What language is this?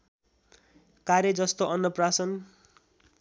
Nepali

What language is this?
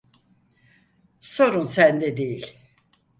Turkish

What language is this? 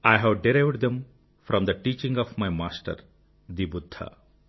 Telugu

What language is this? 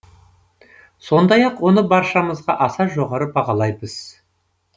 Kazakh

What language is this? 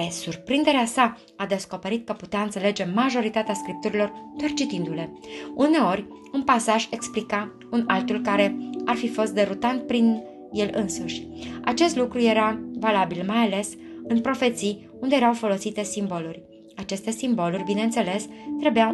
Romanian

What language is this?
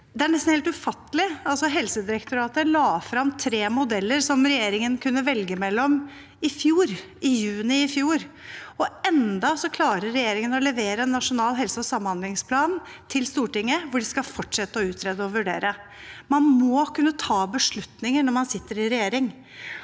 Norwegian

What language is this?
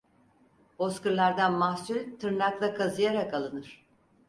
Turkish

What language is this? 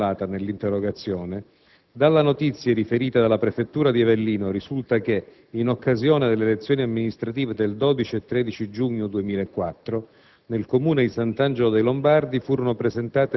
Italian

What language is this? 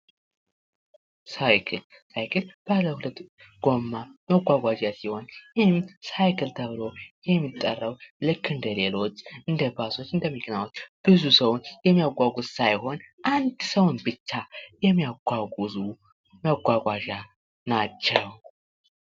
Amharic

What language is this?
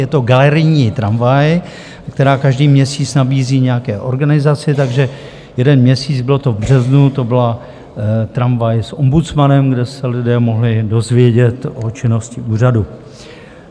Czech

